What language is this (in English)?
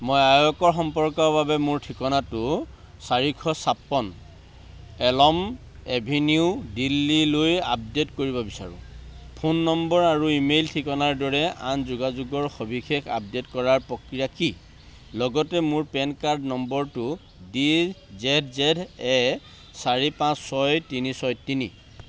Assamese